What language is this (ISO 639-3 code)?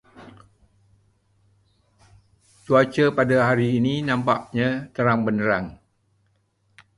msa